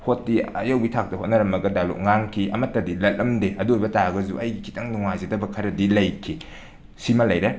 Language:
Manipuri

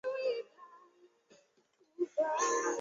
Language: Chinese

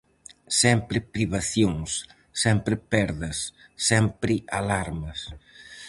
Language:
Galician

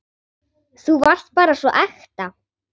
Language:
Icelandic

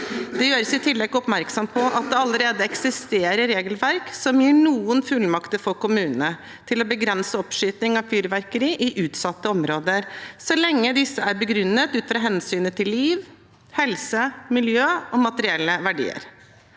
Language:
Norwegian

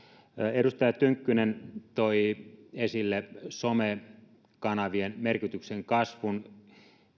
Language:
Finnish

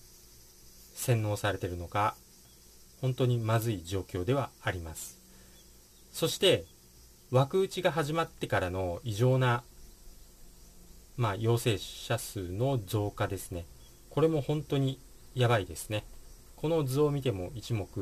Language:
Japanese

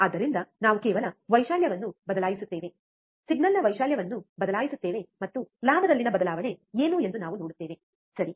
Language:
Kannada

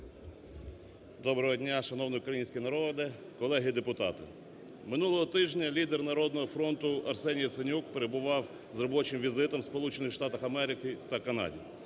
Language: Ukrainian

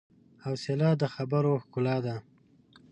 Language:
Pashto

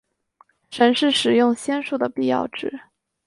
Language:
Chinese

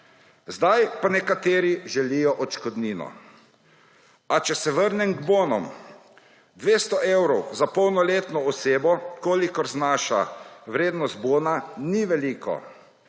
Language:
Slovenian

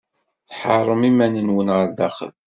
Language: Kabyle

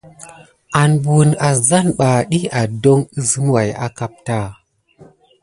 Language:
Gidar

